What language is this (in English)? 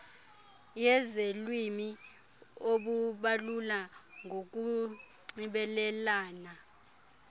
Xhosa